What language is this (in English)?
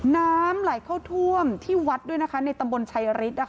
Thai